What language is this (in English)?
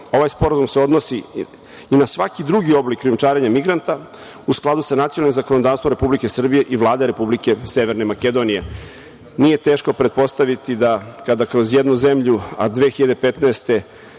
Serbian